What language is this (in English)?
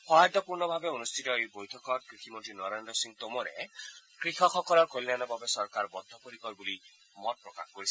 Assamese